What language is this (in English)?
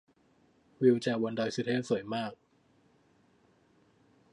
Thai